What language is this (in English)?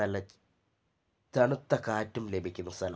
Malayalam